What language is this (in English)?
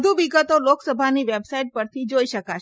Gujarati